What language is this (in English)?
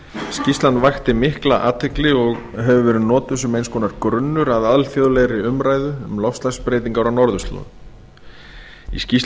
Icelandic